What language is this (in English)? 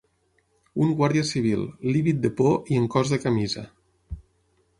Catalan